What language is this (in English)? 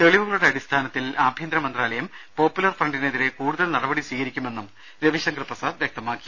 Malayalam